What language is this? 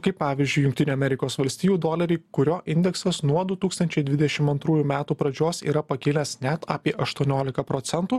Lithuanian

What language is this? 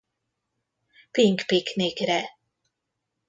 Hungarian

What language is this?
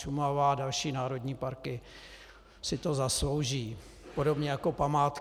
Czech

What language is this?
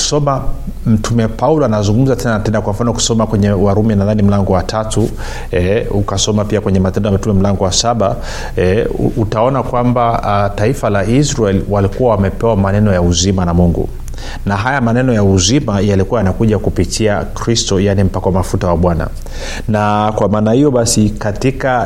Swahili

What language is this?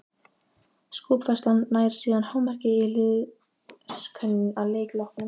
Icelandic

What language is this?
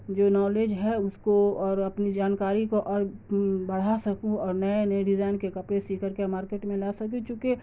Urdu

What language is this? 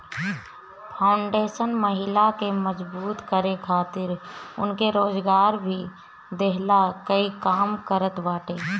Bhojpuri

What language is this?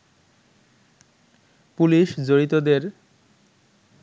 Bangla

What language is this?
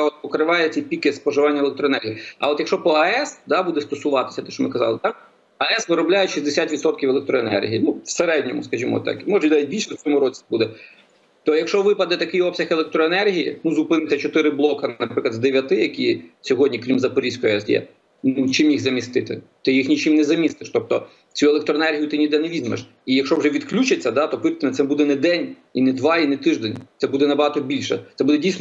Ukrainian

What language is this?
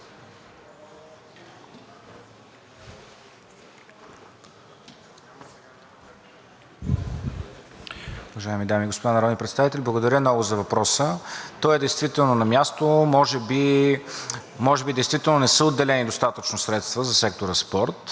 Bulgarian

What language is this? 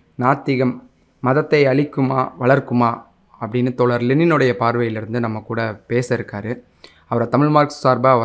Tamil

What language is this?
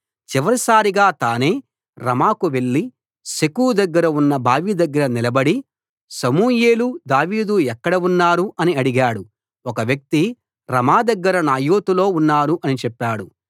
Telugu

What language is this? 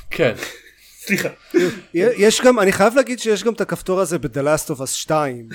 Hebrew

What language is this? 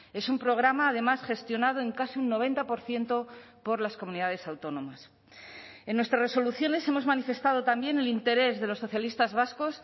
Spanish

